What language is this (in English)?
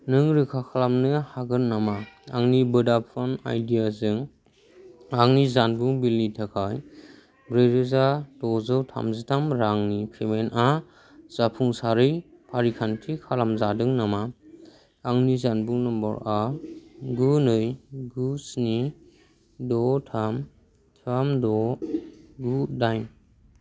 Bodo